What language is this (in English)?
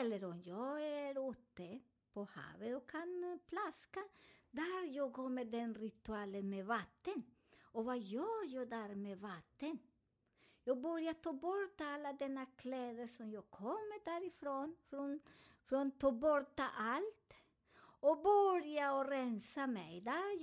Swedish